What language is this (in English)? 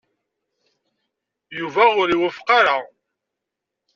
Kabyle